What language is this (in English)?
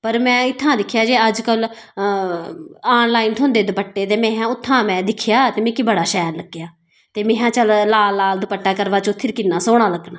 Dogri